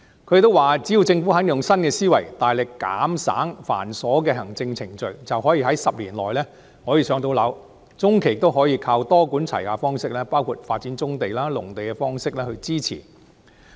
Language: Cantonese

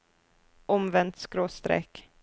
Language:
Norwegian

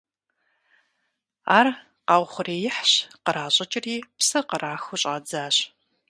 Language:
Kabardian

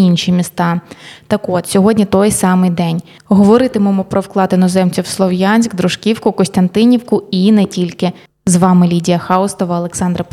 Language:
Ukrainian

